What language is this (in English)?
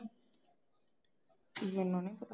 Punjabi